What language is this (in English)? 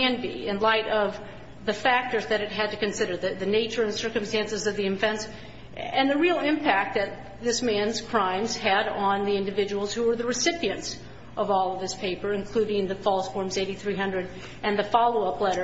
English